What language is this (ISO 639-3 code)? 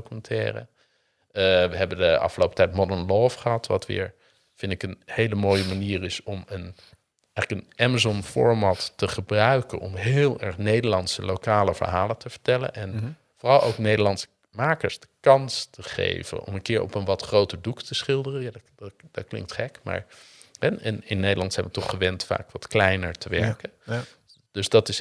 nld